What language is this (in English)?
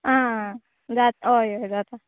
Konkani